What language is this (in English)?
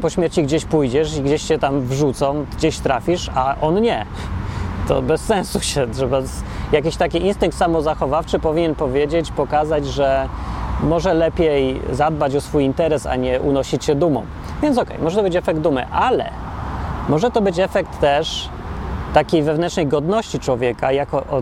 Polish